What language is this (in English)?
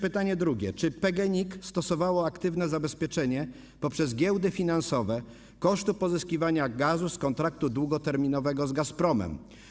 Polish